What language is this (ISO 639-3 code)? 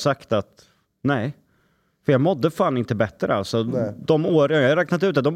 swe